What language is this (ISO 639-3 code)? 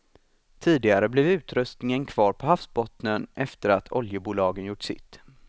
swe